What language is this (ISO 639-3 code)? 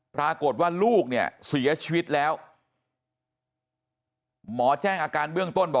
tha